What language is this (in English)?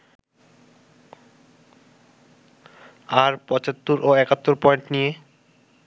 Bangla